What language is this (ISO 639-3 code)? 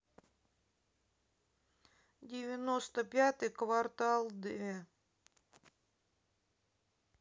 rus